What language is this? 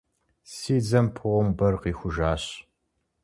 Kabardian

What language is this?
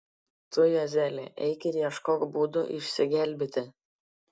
Lithuanian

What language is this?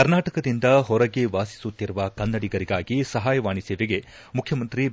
Kannada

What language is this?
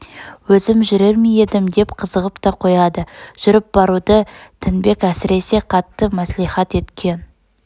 Kazakh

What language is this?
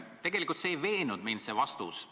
Estonian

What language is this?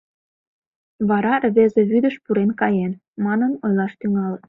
Mari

